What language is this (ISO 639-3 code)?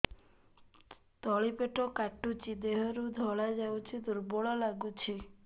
ori